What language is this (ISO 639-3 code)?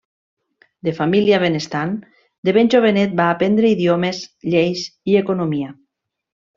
cat